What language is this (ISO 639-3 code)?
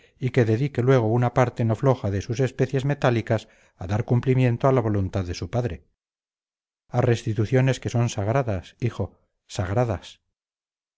spa